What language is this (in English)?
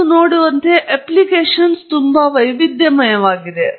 Kannada